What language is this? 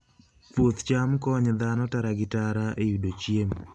Luo (Kenya and Tanzania)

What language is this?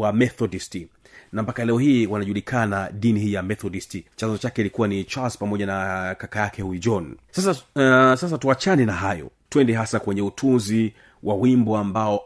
Swahili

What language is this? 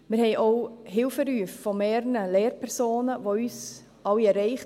Swiss German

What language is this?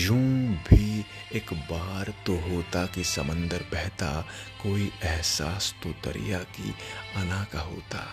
Hindi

